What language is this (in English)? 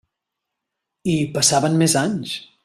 Catalan